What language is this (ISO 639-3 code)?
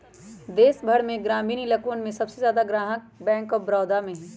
mag